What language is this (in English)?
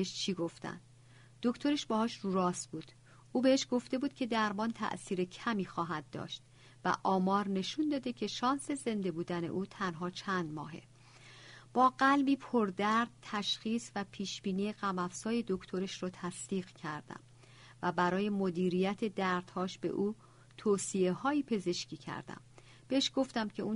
Persian